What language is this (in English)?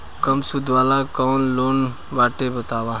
Bhojpuri